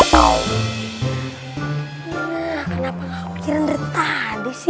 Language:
Indonesian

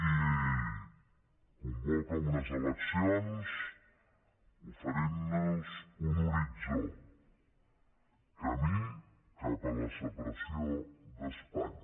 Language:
Catalan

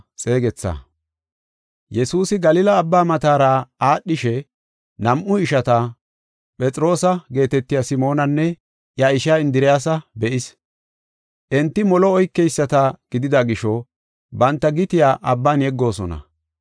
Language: Gofa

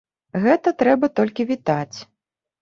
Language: Belarusian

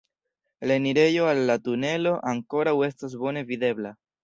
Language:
Esperanto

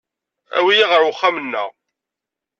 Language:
Kabyle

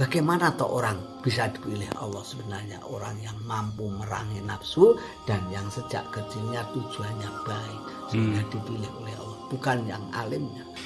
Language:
Indonesian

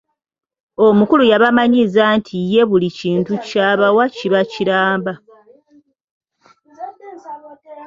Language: Ganda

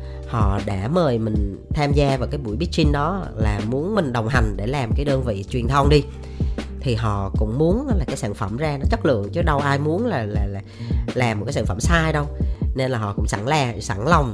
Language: Vietnamese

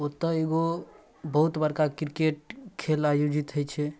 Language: Maithili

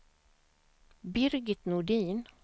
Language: Swedish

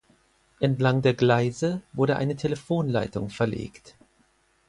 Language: German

